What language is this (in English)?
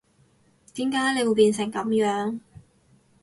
Cantonese